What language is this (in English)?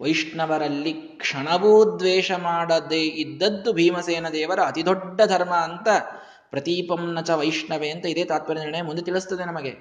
Kannada